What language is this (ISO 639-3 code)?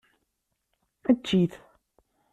kab